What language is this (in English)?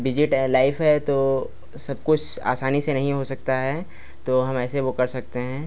Hindi